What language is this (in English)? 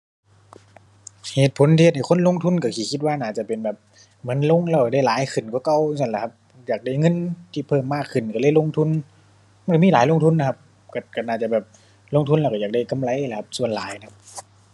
Thai